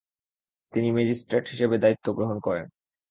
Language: Bangla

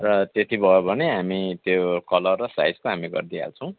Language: Nepali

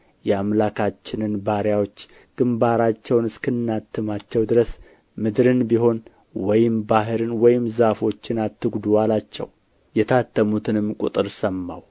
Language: Amharic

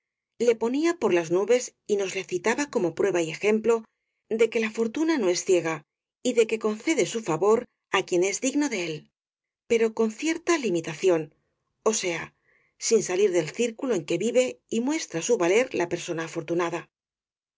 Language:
Spanish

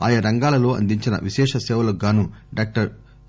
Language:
Telugu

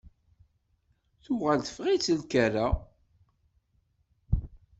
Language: Kabyle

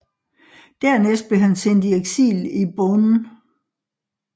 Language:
Danish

